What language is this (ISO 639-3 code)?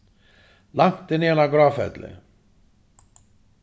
fao